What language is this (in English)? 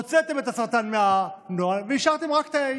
Hebrew